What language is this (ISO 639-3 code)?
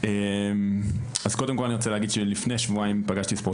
heb